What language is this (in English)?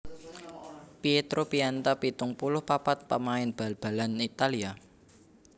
Javanese